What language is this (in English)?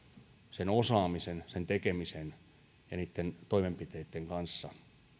Finnish